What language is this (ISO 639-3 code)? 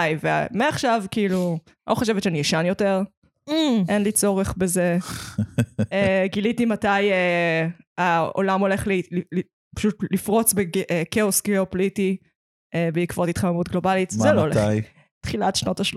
heb